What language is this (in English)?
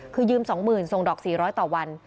Thai